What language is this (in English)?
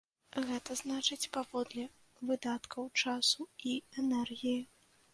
Belarusian